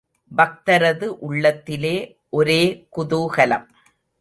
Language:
Tamil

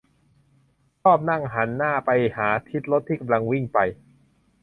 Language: Thai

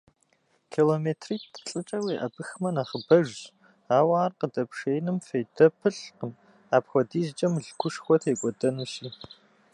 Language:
Kabardian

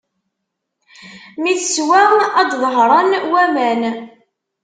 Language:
Kabyle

